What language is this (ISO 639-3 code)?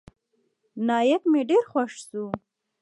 pus